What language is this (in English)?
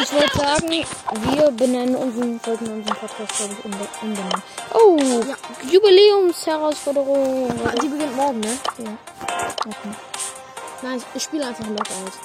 German